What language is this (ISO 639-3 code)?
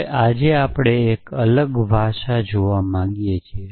guj